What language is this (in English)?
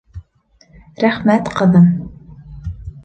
Bashkir